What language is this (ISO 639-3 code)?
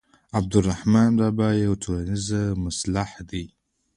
pus